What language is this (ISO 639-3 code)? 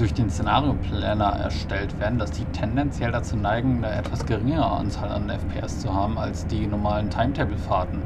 deu